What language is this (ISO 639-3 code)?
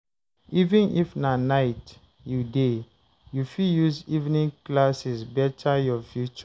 pcm